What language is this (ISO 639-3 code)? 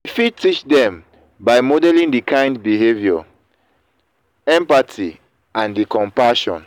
pcm